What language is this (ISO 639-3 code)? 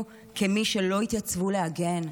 heb